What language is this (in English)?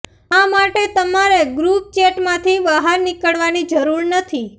Gujarati